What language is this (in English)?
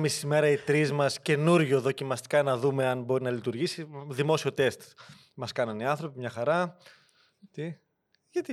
Greek